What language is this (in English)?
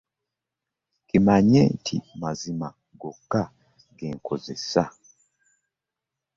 Ganda